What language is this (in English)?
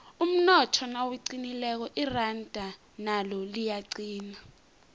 South Ndebele